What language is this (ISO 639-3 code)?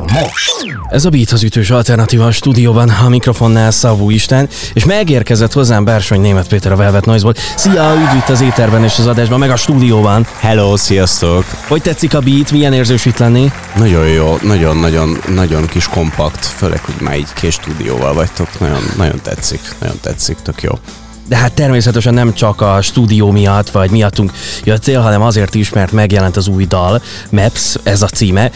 hun